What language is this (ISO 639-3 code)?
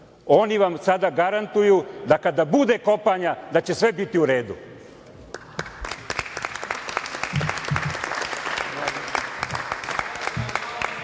srp